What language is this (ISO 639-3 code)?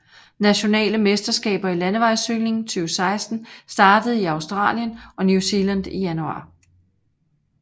dan